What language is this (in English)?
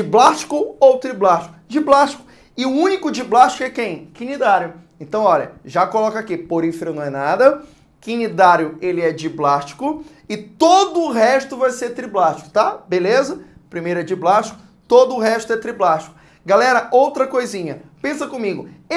Portuguese